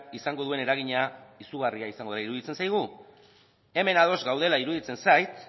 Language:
Basque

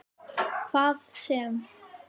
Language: Icelandic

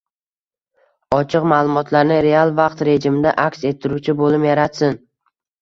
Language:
Uzbek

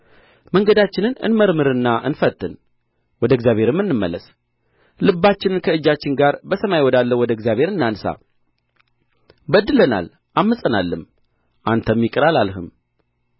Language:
Amharic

